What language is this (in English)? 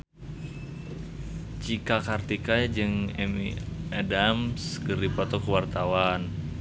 Sundanese